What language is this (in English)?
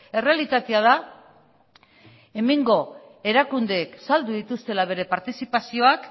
Basque